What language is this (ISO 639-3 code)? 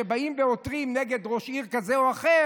heb